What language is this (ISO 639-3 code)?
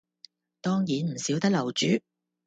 yue